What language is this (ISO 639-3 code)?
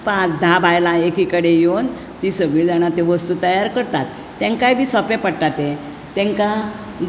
kok